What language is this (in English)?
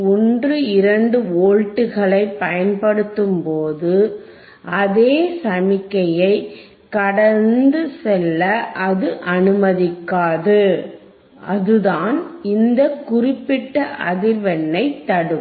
Tamil